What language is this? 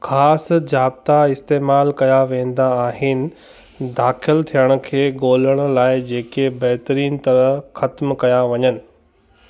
Sindhi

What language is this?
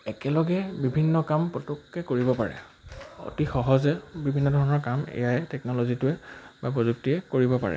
Assamese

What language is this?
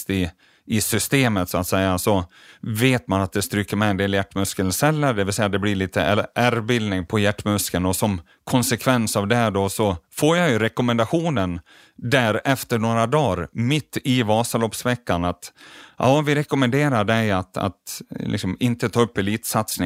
Swedish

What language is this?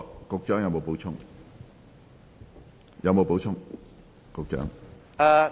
Cantonese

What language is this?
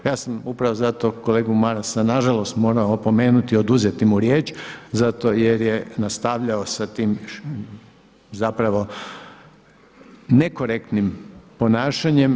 Croatian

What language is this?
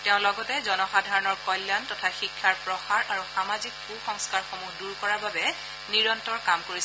Assamese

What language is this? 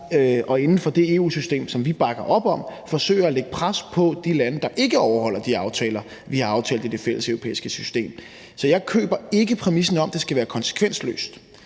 Danish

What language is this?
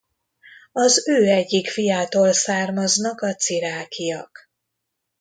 Hungarian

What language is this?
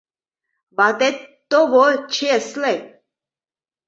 Mari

